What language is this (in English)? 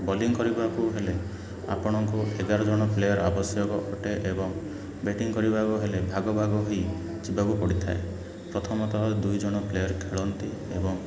Odia